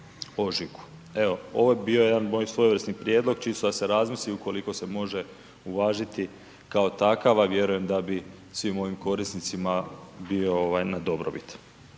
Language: Croatian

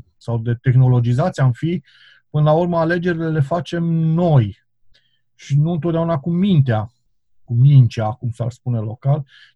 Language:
Romanian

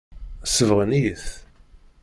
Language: Kabyle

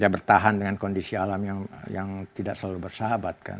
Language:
Indonesian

